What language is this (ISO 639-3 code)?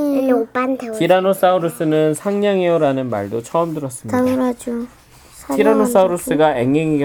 kor